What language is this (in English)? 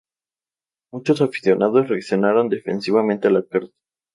Spanish